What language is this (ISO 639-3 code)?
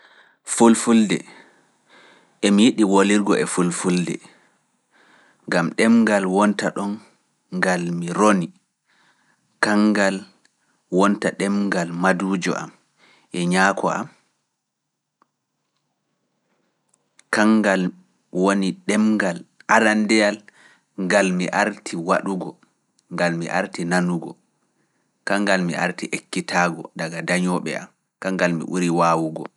ful